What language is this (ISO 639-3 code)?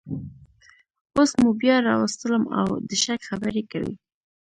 pus